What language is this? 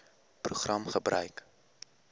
Afrikaans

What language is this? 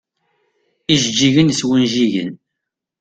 Kabyle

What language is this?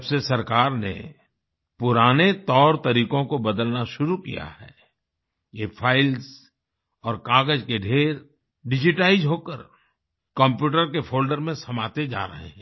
Hindi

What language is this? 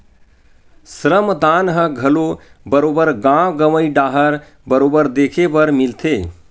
Chhattisgarhi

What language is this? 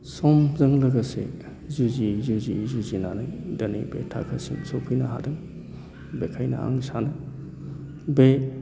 Bodo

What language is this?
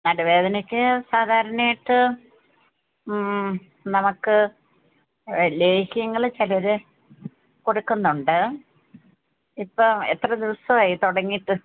Malayalam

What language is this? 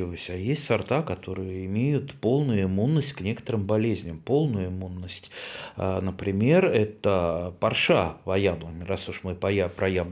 Russian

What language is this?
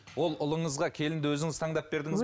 Kazakh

